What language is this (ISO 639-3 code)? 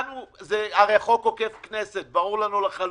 heb